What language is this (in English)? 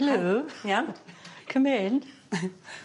Welsh